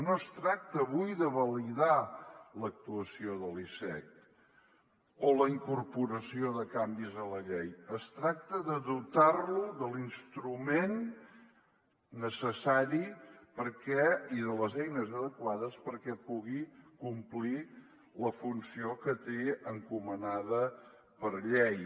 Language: Catalan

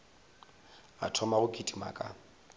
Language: Northern Sotho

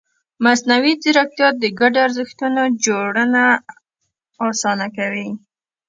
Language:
Pashto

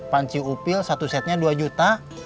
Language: Indonesian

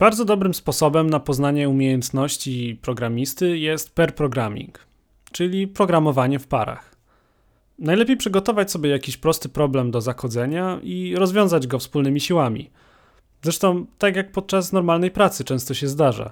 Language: Polish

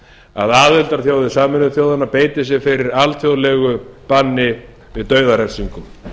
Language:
Icelandic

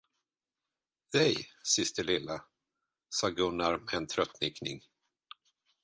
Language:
Swedish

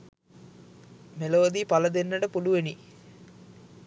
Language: Sinhala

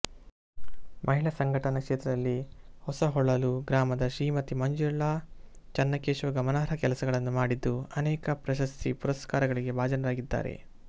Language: Kannada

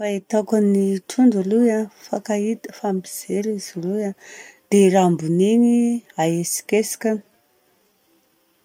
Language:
Southern Betsimisaraka Malagasy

